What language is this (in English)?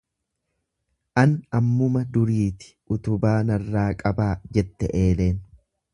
Oromo